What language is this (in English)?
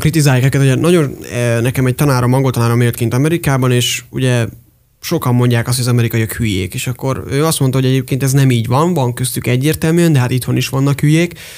Hungarian